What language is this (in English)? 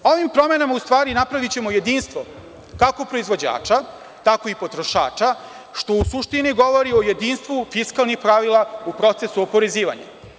Serbian